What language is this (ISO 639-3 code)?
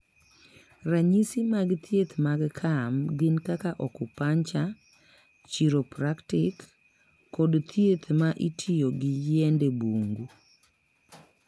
luo